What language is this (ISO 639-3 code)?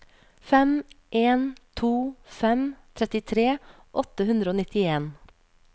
nor